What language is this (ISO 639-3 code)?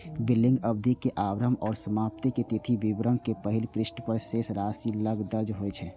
mai